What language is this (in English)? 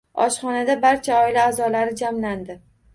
Uzbek